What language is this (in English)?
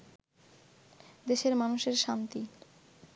Bangla